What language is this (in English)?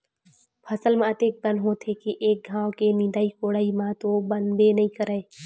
Chhattisgarhi